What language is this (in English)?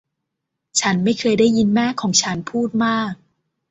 Thai